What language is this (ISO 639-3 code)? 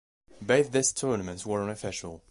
eng